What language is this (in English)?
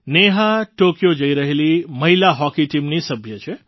Gujarati